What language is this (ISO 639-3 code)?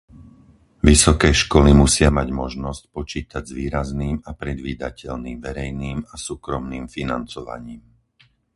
slk